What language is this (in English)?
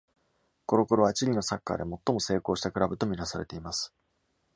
Japanese